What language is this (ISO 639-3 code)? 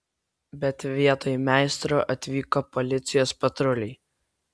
lit